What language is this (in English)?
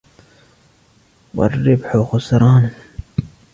Arabic